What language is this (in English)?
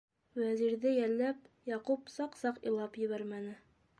Bashkir